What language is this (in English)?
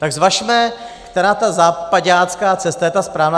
Czech